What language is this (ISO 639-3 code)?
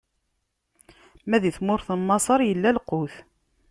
kab